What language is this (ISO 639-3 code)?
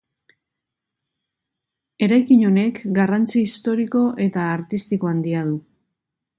eus